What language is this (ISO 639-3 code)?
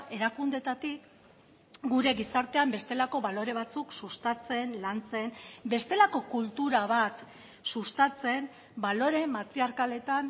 eus